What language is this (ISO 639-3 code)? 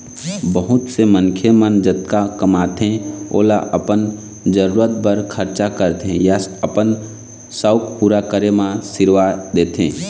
hne